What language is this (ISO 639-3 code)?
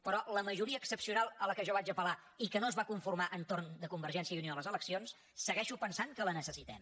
cat